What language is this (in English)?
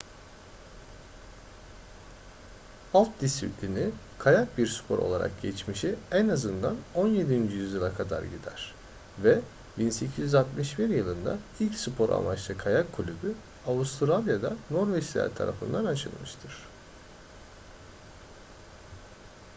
Turkish